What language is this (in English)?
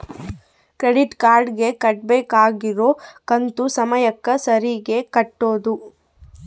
Kannada